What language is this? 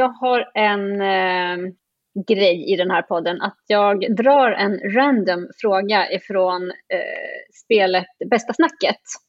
Swedish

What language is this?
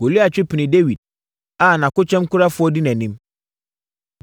Akan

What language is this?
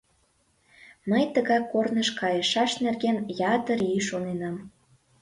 Mari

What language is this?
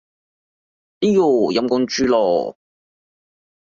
Cantonese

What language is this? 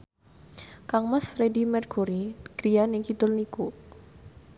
Javanese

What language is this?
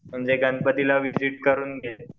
Marathi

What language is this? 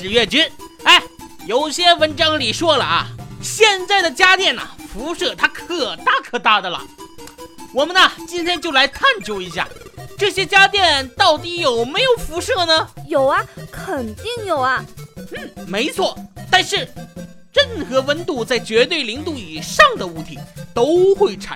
Chinese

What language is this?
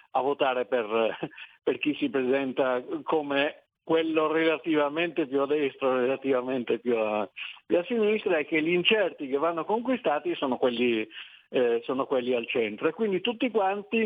Italian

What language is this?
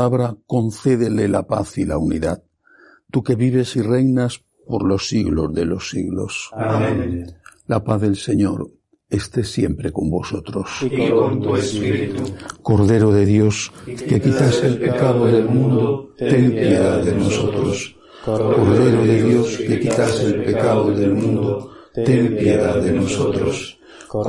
Spanish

